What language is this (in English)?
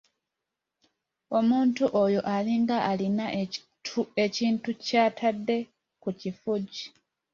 Ganda